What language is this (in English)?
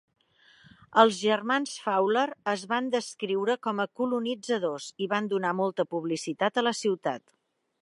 Catalan